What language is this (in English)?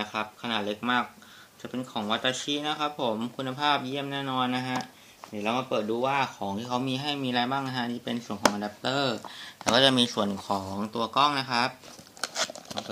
Thai